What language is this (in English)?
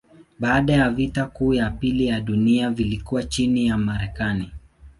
Swahili